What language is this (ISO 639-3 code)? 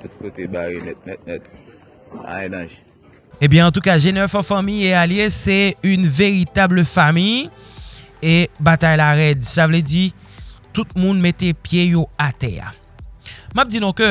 fra